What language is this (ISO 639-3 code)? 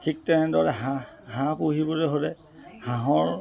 asm